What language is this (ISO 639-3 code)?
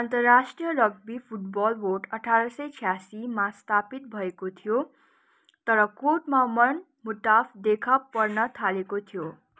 nep